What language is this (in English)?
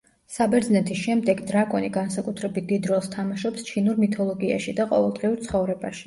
Georgian